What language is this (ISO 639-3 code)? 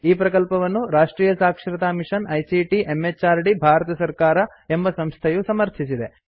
kan